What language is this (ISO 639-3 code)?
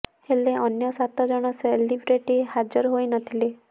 ori